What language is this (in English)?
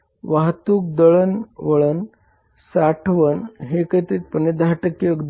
Marathi